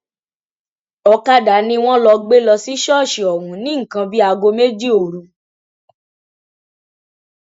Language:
Yoruba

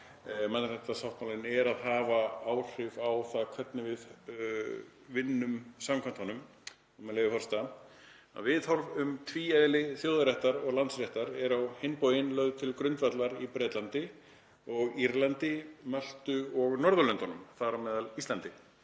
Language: Icelandic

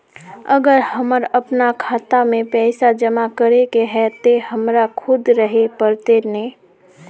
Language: Magahi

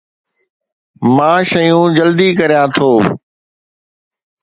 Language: Sindhi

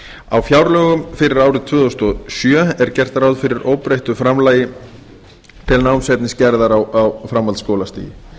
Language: Icelandic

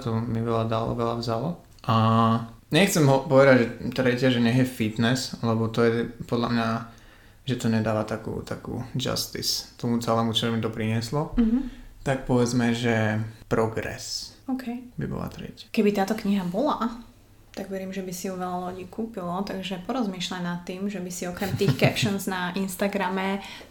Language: Slovak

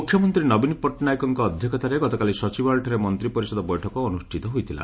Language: Odia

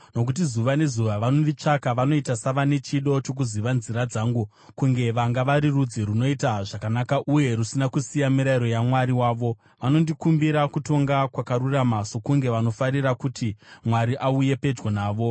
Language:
Shona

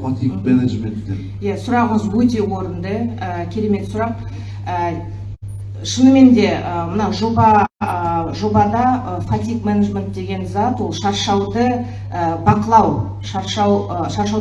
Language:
Turkish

